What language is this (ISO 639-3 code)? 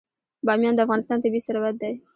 pus